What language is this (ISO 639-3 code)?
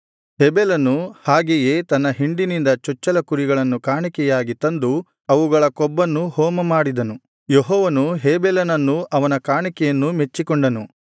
kan